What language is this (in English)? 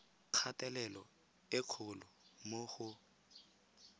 Tswana